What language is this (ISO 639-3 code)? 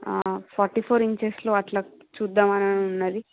tel